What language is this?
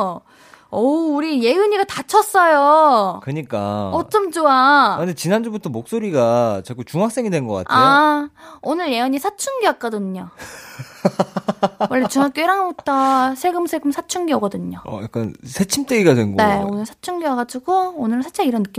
Korean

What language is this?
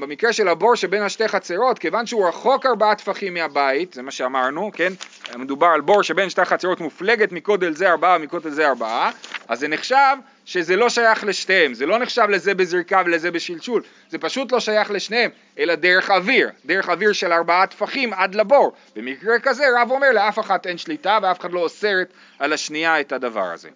Hebrew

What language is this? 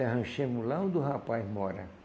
Portuguese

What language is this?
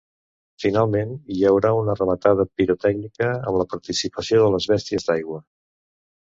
Catalan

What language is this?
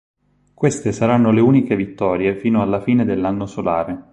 Italian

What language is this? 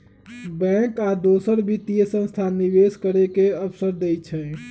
Magahi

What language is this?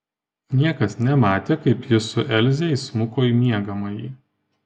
Lithuanian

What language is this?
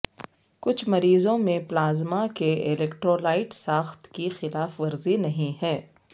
Urdu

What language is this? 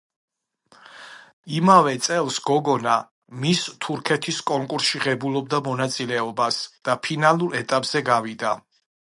Georgian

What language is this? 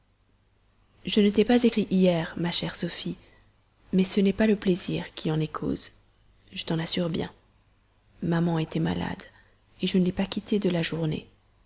French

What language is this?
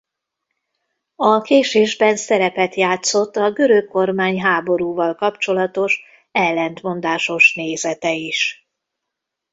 Hungarian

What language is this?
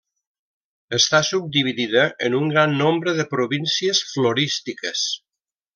Catalan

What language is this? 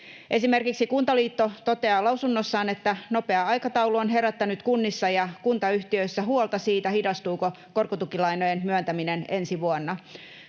Finnish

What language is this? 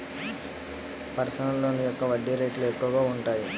Telugu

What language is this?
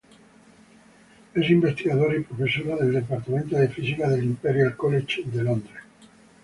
Spanish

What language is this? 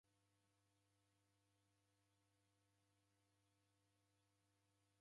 Taita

